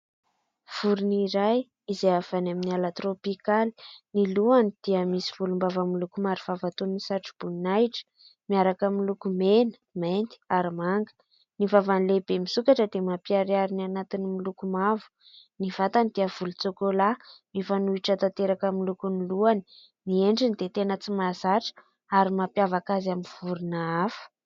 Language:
Malagasy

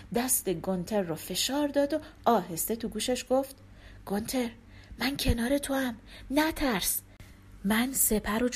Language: Persian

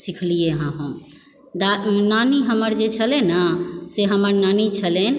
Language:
Maithili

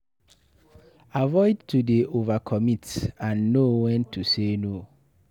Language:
Nigerian Pidgin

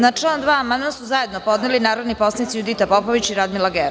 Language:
Serbian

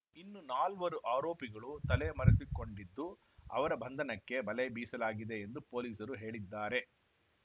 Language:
Kannada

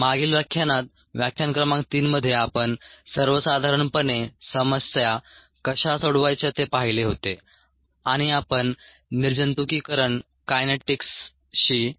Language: Marathi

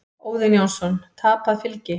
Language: Icelandic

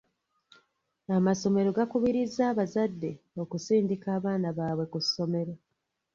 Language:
Ganda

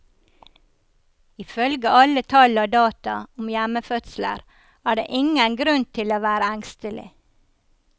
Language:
Norwegian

